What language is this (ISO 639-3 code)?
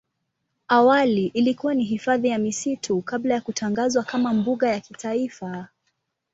swa